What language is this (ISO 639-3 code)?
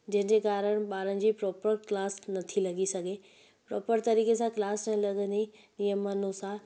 snd